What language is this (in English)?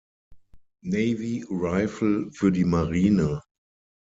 German